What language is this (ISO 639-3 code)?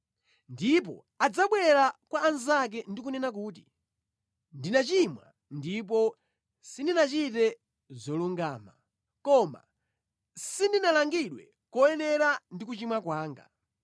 nya